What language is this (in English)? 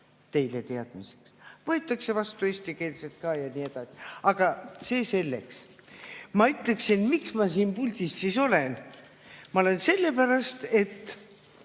Estonian